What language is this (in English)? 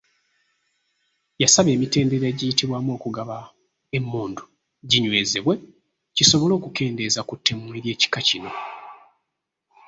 Ganda